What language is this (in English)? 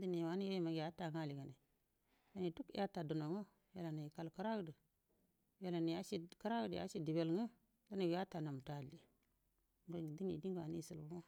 Buduma